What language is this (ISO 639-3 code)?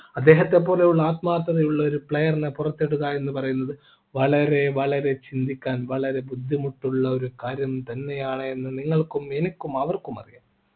mal